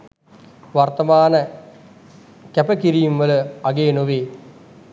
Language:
Sinhala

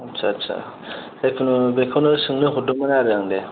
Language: Bodo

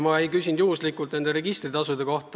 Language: Estonian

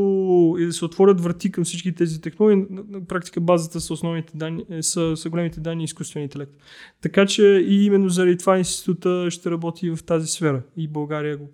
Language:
Bulgarian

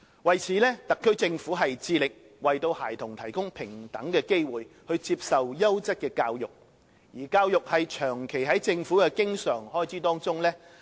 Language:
Cantonese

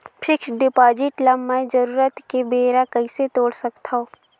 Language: Chhattisgarhi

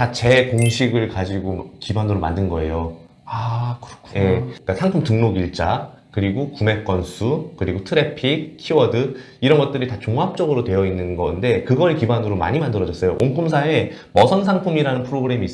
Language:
Korean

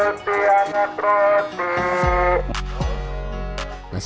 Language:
Indonesian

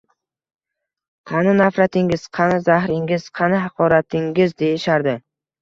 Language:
Uzbek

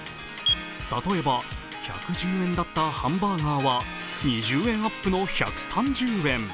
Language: Japanese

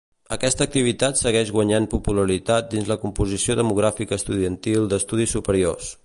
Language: Catalan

